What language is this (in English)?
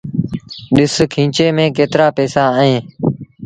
Sindhi Bhil